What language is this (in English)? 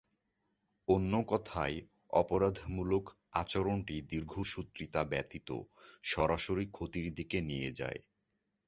Bangla